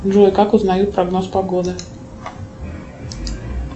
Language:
Russian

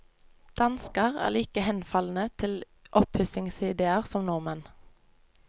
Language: Norwegian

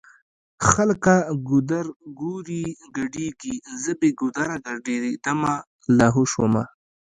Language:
Pashto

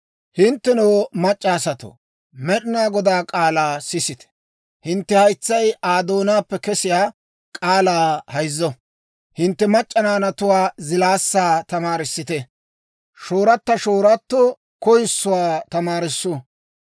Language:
Dawro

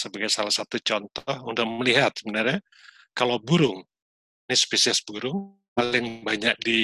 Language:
Indonesian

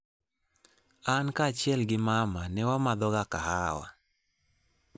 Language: Luo (Kenya and Tanzania)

